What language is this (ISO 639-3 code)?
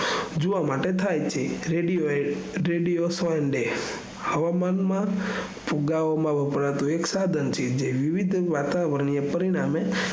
guj